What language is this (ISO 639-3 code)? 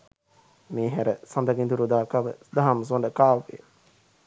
sin